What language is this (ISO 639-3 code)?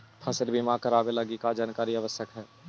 mag